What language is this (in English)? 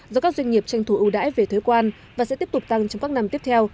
Vietnamese